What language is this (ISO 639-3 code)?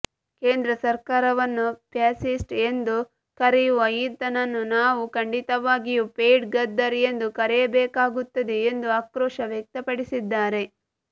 kan